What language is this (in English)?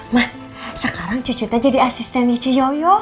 Indonesian